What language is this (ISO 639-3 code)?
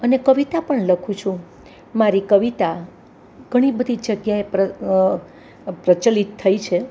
guj